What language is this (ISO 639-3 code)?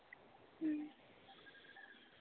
sat